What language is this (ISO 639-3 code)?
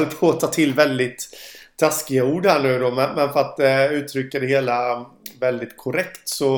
swe